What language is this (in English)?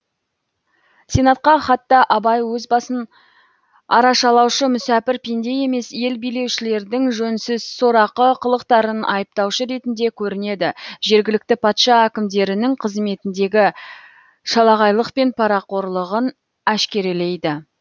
Kazakh